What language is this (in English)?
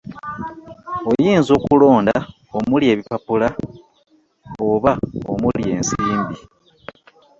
Ganda